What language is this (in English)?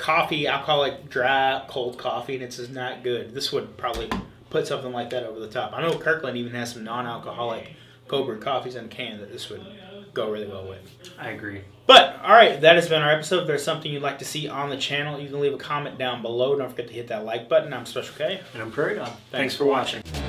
English